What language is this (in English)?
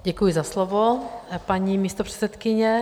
Czech